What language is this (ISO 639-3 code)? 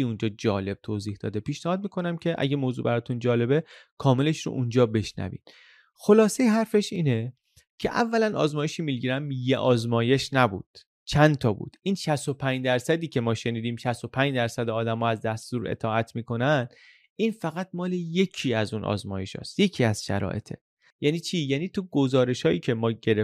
fas